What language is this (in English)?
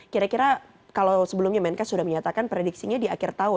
Indonesian